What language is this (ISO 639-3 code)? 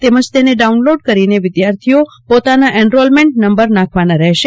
guj